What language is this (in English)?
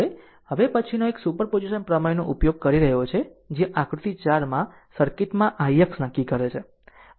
Gujarati